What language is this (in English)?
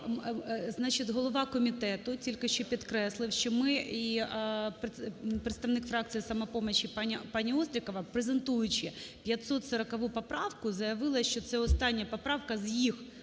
Ukrainian